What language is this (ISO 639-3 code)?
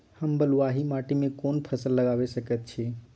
mai